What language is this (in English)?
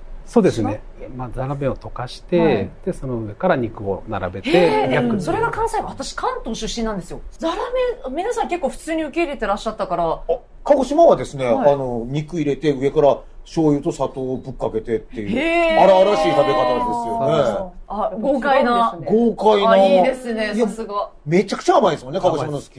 Japanese